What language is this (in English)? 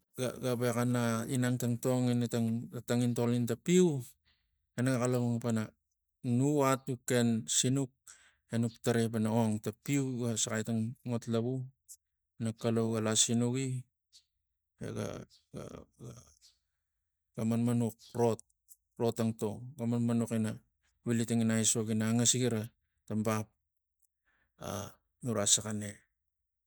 Tigak